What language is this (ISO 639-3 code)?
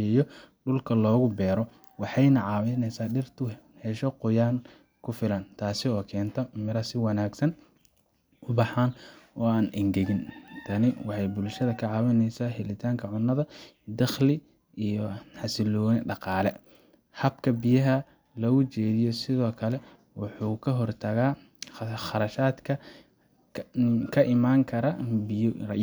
som